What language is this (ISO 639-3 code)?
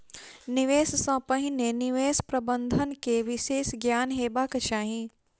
mai